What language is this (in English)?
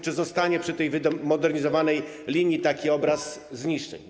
Polish